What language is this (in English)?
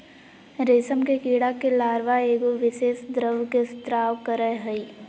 Magahi